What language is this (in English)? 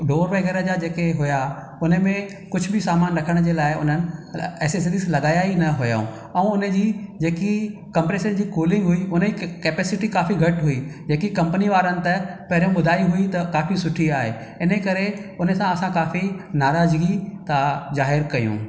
Sindhi